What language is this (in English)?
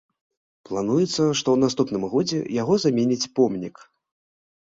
Belarusian